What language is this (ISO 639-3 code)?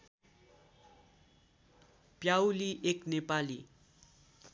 nep